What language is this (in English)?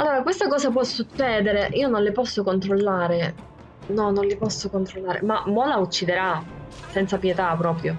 Italian